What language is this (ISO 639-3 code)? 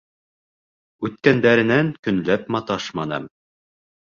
bak